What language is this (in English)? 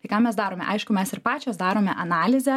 Lithuanian